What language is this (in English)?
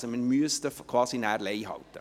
Swiss German